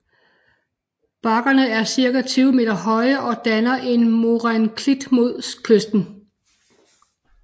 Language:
Danish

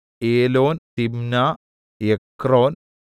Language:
Malayalam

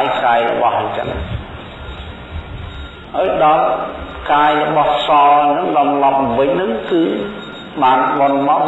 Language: Vietnamese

